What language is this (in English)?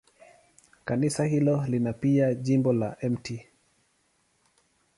Swahili